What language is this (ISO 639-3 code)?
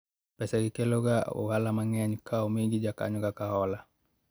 luo